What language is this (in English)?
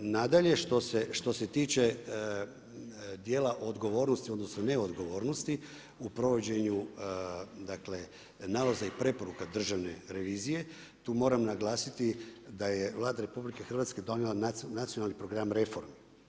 Croatian